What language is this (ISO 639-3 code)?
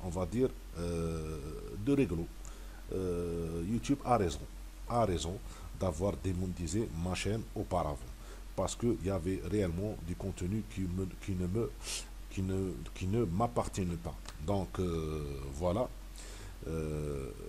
fra